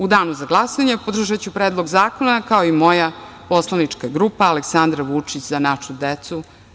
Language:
Serbian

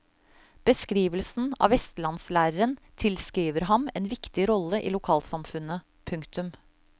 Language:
Norwegian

